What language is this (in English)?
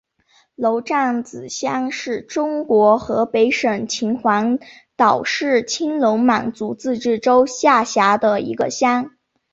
Chinese